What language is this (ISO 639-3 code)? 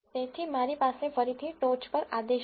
guj